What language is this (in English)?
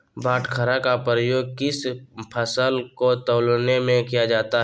Magahi